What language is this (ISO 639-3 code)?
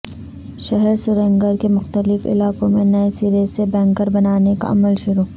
urd